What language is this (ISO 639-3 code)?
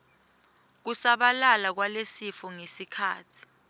ssw